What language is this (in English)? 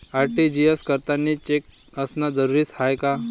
Marathi